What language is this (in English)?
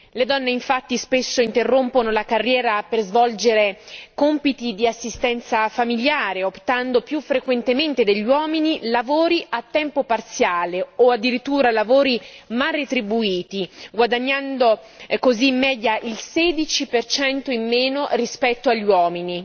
Italian